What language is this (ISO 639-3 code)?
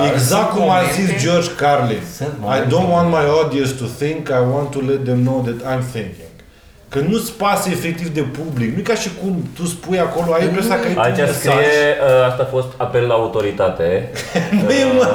ron